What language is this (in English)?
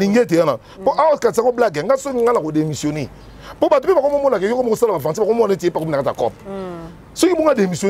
French